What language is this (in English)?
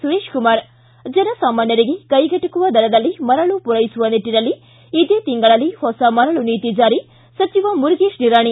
Kannada